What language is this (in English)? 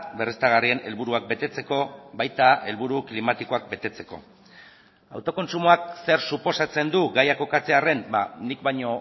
Basque